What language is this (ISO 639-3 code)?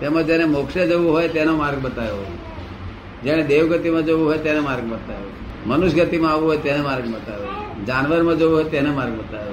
guj